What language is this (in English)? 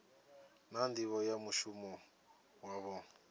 Venda